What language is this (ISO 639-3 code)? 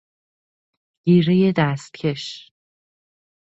fas